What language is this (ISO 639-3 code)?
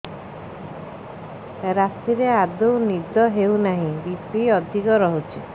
ori